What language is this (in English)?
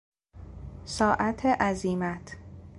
Persian